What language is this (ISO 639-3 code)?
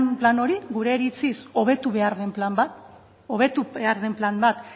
eus